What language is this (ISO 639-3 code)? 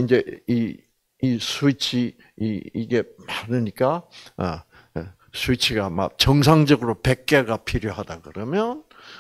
kor